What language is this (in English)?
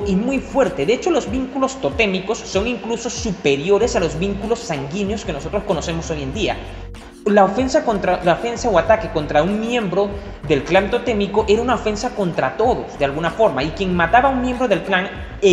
Spanish